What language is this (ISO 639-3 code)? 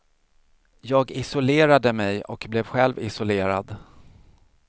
swe